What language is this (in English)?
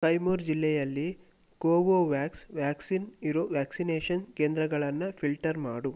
Kannada